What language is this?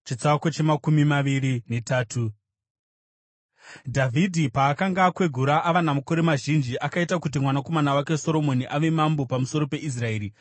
Shona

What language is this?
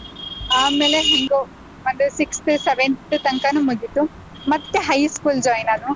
Kannada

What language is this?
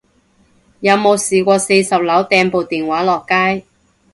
Cantonese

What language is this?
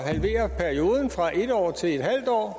Danish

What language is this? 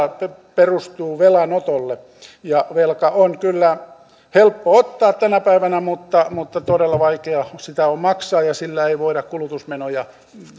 Finnish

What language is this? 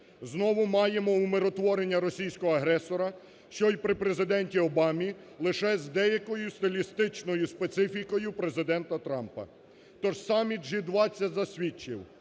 Ukrainian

